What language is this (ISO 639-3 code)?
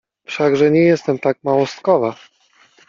pol